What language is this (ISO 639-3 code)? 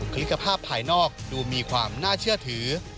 tha